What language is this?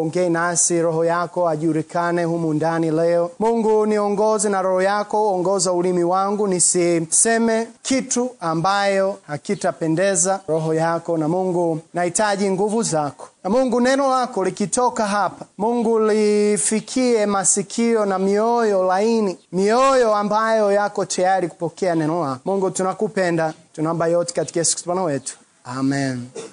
Swahili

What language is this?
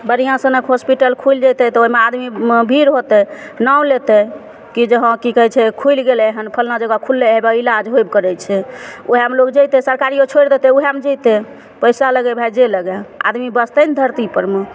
Maithili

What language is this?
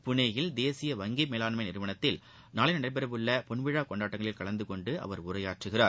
Tamil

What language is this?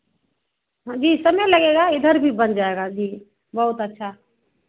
Hindi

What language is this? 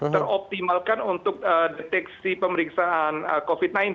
Indonesian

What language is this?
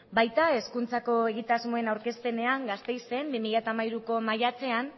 Basque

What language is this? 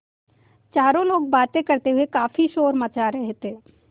Hindi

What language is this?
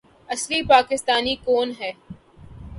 Urdu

